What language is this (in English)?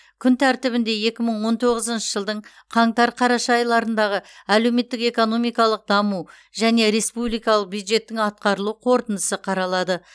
Kazakh